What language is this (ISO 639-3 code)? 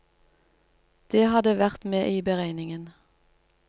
nor